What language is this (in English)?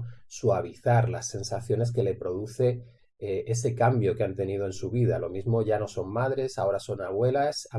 Spanish